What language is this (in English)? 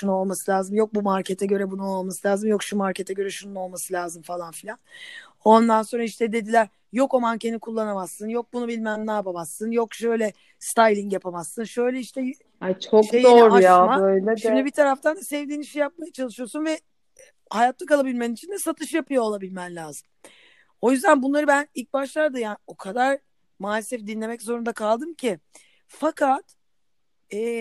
Turkish